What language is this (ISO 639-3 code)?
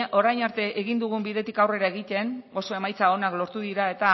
eus